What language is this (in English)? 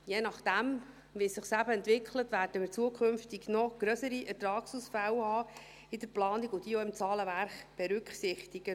Swiss German